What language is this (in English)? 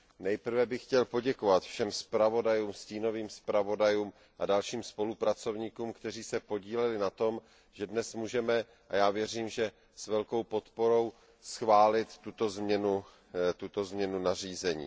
Czech